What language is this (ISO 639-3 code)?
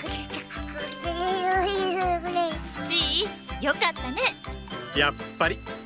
jpn